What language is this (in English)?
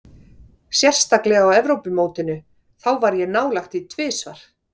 Icelandic